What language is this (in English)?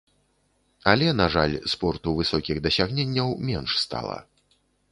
Belarusian